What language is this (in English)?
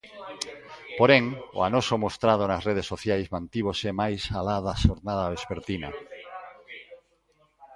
Galician